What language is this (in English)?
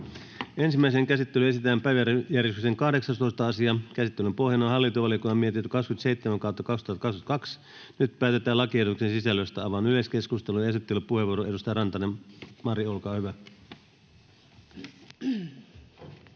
Finnish